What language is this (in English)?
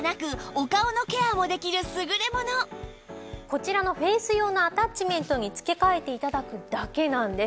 Japanese